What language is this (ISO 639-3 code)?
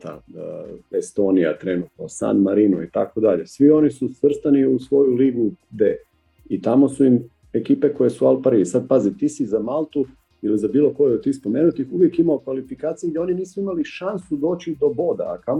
hrv